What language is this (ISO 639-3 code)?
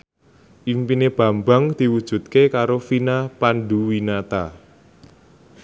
jav